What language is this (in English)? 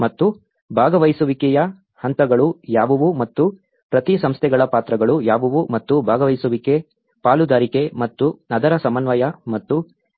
Kannada